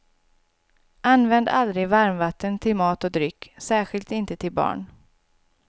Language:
Swedish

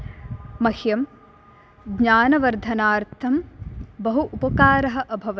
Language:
Sanskrit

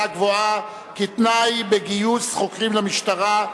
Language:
Hebrew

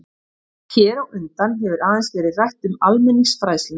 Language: Icelandic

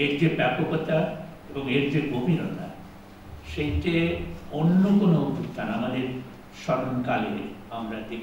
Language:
Bangla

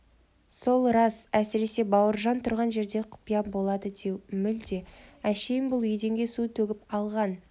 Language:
Kazakh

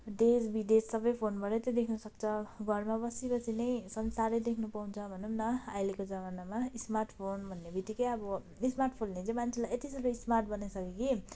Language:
Nepali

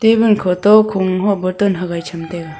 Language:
Wancho Naga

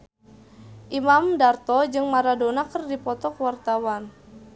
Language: Sundanese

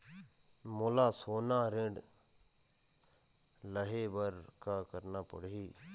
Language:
Chhattisgarhi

